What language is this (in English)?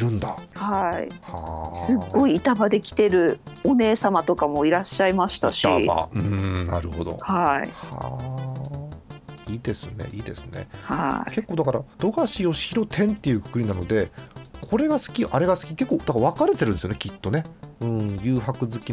Japanese